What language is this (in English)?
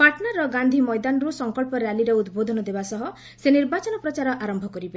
Odia